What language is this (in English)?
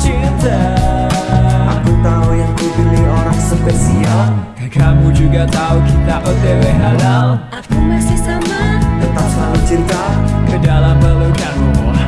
Indonesian